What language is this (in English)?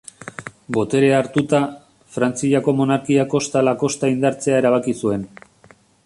Basque